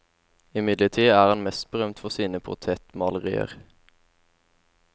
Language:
Norwegian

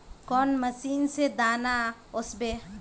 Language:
Magahi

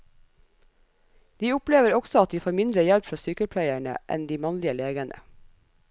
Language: Norwegian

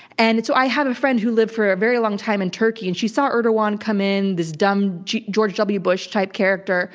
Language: English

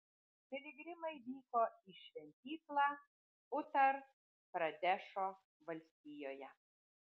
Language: Lithuanian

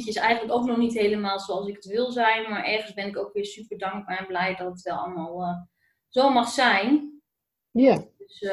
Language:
Dutch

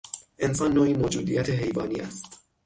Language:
Persian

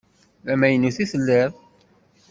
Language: Kabyle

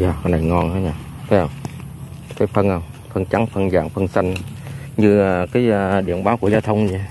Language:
Vietnamese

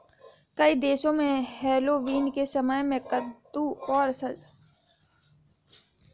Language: Hindi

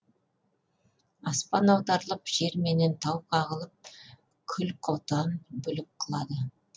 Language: Kazakh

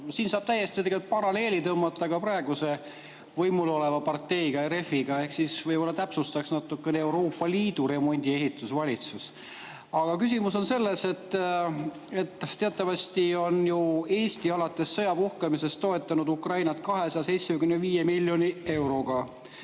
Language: Estonian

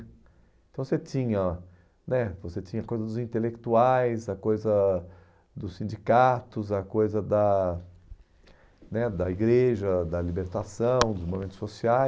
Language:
Portuguese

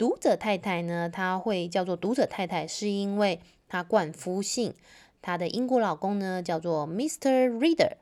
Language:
Chinese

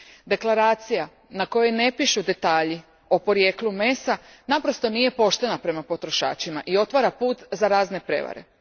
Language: Croatian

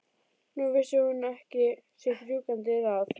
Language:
Icelandic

